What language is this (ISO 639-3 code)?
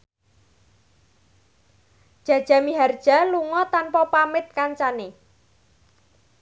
jav